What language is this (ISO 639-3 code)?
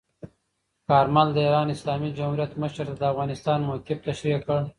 pus